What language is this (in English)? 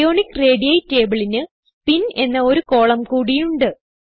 Malayalam